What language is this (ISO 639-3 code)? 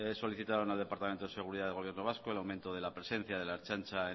spa